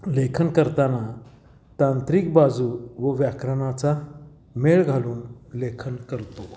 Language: Marathi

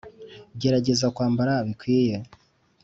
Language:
Kinyarwanda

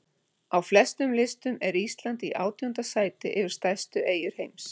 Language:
Icelandic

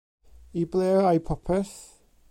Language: Welsh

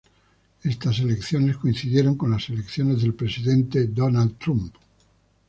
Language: Spanish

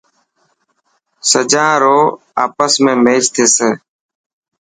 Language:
Dhatki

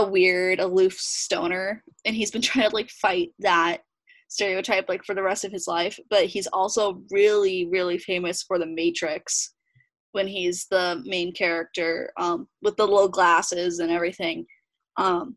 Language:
English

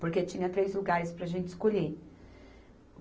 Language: Portuguese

